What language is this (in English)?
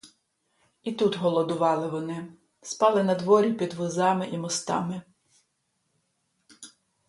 Ukrainian